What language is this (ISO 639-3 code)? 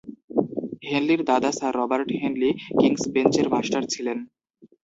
ben